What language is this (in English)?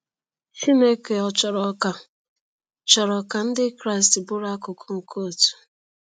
Igbo